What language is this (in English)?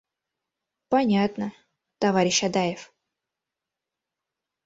Mari